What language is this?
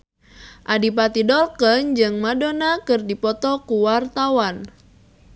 Sundanese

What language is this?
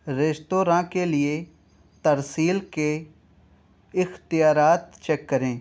Urdu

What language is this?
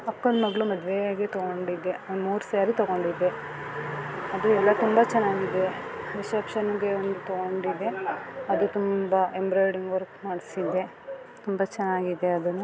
Kannada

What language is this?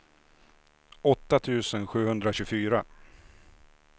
Swedish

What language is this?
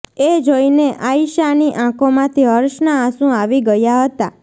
Gujarati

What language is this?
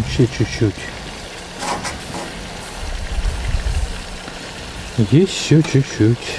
Russian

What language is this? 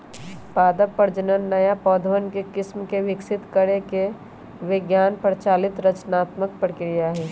Magahi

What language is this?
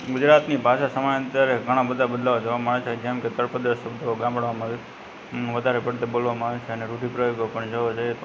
Gujarati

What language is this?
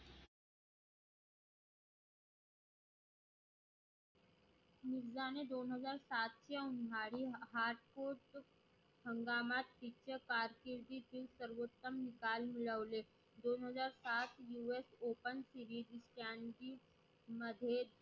Marathi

